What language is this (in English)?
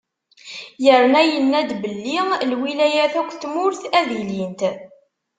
Kabyle